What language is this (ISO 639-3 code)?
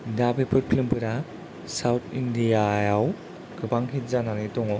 brx